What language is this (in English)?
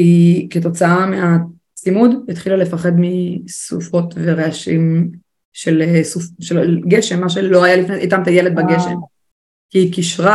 Hebrew